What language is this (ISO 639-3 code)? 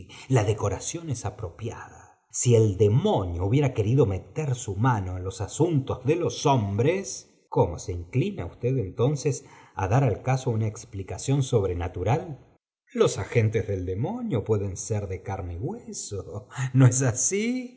spa